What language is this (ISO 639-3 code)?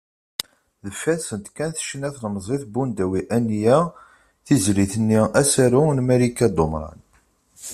kab